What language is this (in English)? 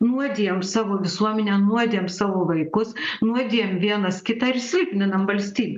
Lithuanian